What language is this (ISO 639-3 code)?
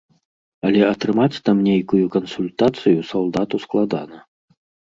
bel